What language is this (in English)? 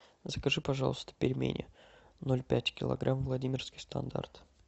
Russian